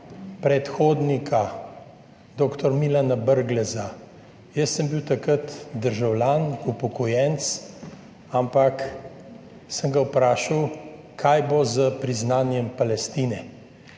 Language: Slovenian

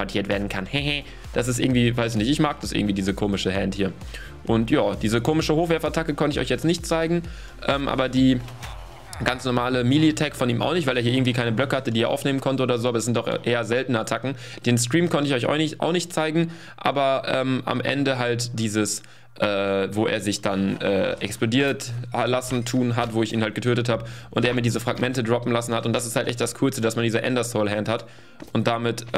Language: German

